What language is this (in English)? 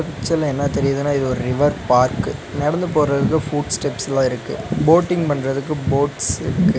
Tamil